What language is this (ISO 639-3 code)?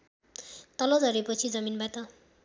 nep